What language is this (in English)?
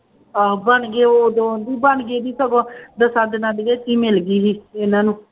Punjabi